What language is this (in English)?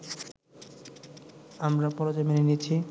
Bangla